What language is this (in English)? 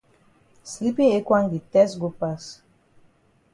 Cameroon Pidgin